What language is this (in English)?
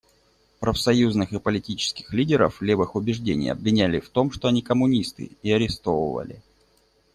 Russian